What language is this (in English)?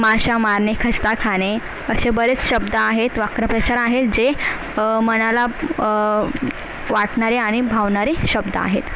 Marathi